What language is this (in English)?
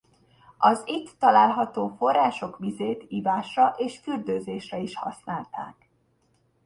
Hungarian